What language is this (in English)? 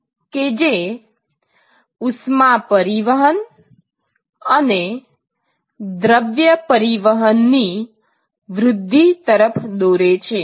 Gujarati